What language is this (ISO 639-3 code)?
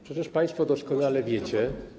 pol